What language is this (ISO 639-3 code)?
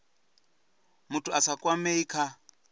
ven